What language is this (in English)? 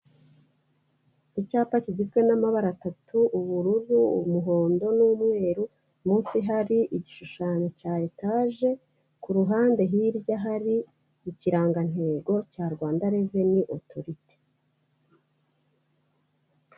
Kinyarwanda